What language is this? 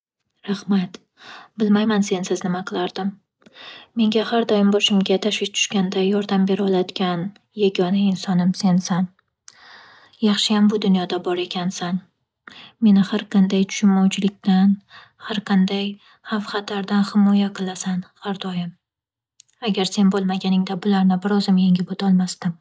Uzbek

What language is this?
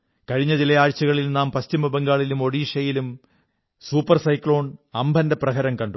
Malayalam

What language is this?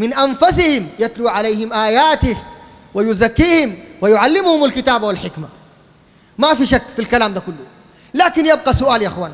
Arabic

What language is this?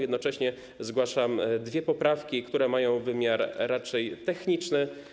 Polish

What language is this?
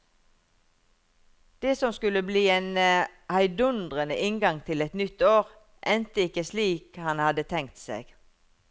Norwegian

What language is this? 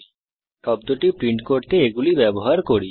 Bangla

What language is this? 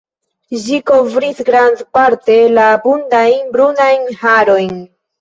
Esperanto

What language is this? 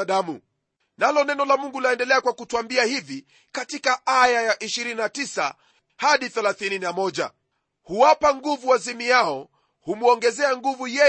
Swahili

